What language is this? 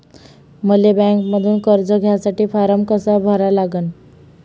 Marathi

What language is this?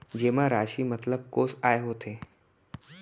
Chhattisgarhi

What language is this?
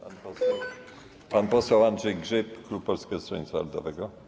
Polish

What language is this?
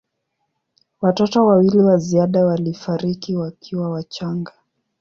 Swahili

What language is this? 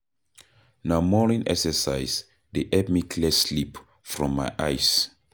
Nigerian Pidgin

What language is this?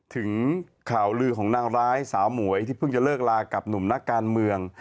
Thai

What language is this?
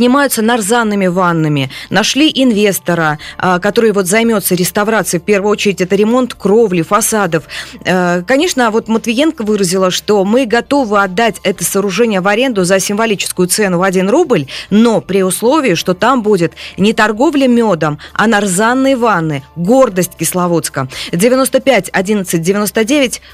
Russian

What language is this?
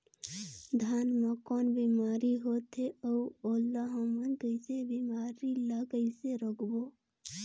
Chhattisgarhi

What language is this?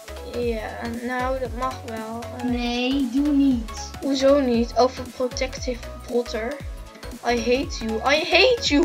Dutch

